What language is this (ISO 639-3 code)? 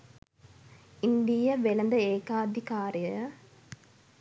sin